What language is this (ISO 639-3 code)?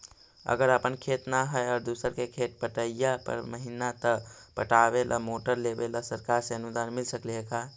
mag